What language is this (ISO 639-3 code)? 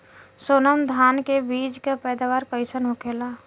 bho